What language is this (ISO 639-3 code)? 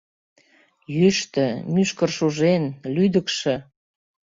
chm